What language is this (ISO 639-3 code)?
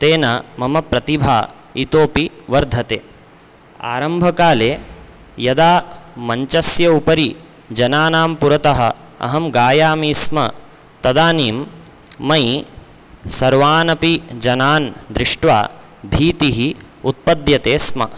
san